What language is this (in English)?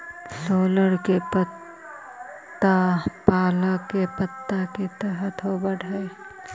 Magahi